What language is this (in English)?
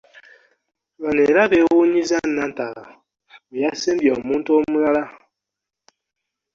Ganda